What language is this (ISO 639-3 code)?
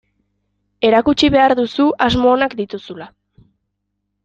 eus